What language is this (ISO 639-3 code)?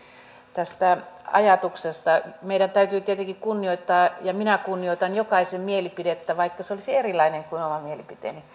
fin